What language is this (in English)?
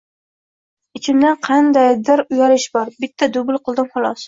Uzbek